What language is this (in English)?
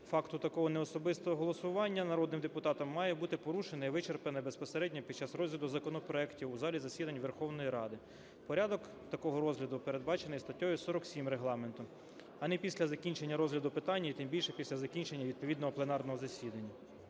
Ukrainian